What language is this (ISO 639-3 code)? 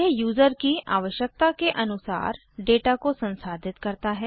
hin